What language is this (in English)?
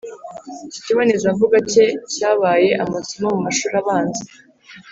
Kinyarwanda